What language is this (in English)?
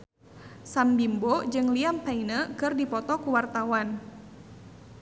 Sundanese